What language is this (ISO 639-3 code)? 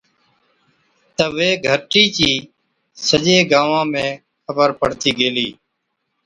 odk